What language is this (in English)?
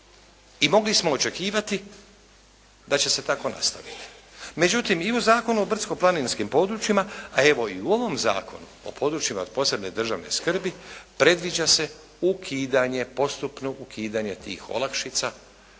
Croatian